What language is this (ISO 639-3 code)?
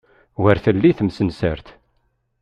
kab